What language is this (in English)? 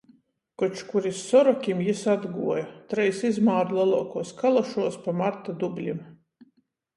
Latgalian